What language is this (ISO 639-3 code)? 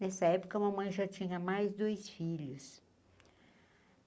por